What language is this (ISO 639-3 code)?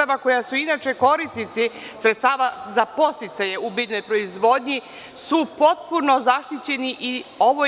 srp